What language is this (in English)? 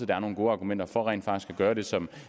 Danish